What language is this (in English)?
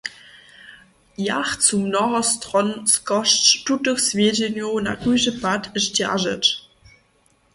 Upper Sorbian